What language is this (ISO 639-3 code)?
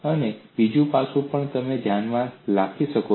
guj